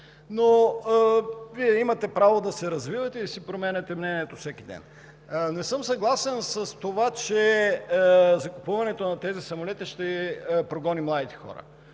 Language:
Bulgarian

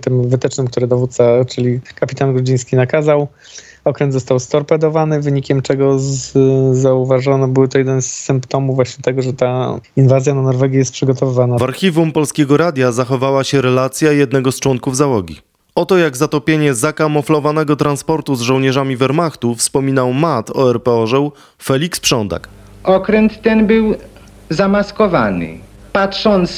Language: Polish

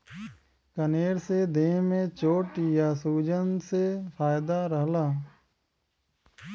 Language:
Bhojpuri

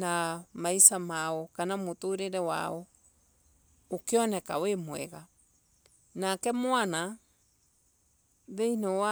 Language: Embu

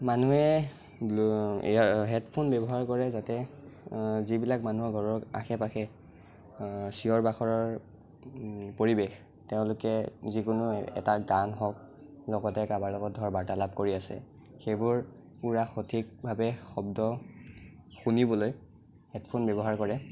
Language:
Assamese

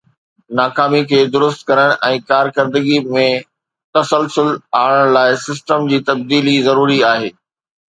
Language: Sindhi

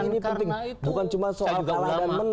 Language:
Indonesian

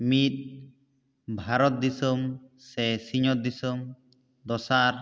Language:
Santali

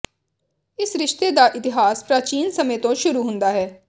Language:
Punjabi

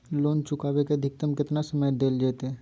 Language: Magahi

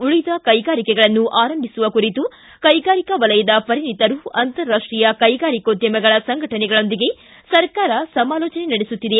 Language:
Kannada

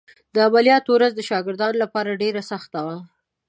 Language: Pashto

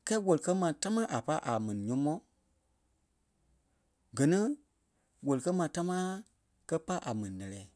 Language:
Kpelle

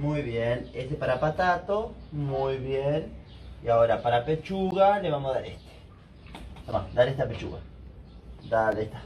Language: Spanish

